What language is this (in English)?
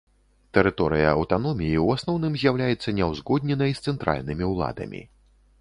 Belarusian